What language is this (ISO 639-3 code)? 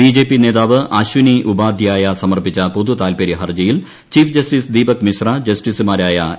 mal